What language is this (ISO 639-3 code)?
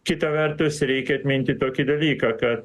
lit